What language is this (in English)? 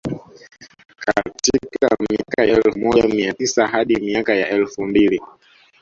Swahili